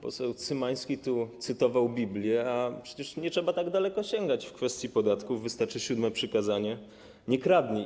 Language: Polish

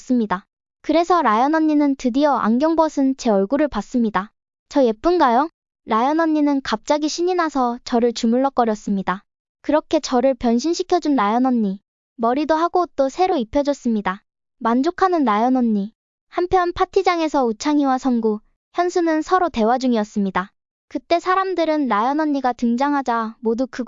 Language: Korean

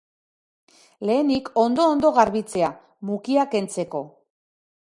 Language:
Basque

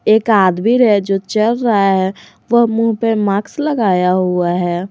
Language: Hindi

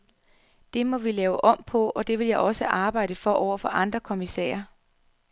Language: Danish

